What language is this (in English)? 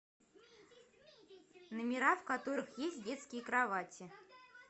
Russian